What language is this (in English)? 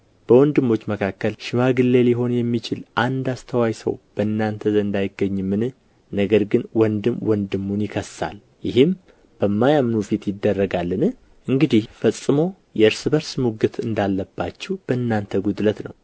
Amharic